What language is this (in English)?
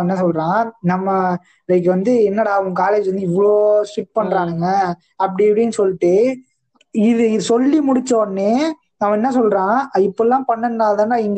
Tamil